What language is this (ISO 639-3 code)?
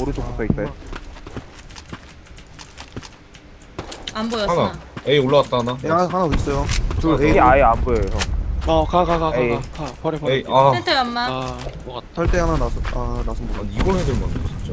kor